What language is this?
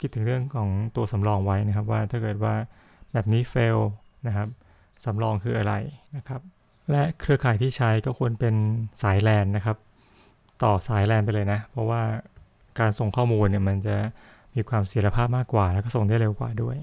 Thai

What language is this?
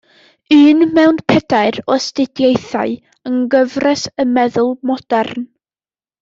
Welsh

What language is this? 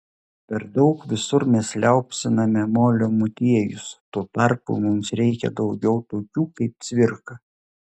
Lithuanian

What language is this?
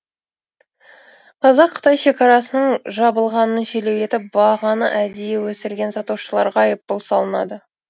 Kazakh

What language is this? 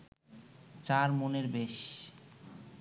Bangla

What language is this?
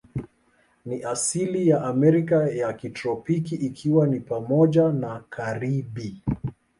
Swahili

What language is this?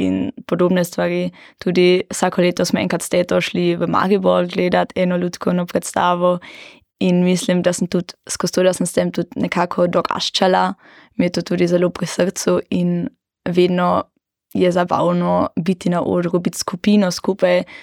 German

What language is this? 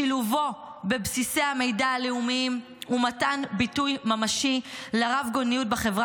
Hebrew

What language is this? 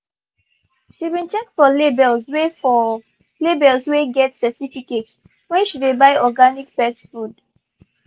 Nigerian Pidgin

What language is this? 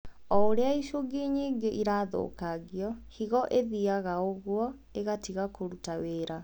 Kikuyu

